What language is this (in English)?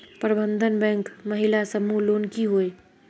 Magahi